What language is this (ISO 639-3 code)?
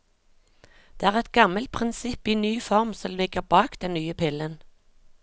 nor